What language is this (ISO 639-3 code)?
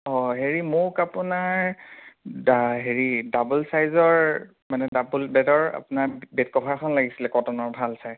asm